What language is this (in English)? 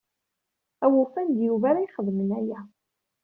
Kabyle